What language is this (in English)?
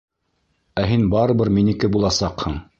Bashkir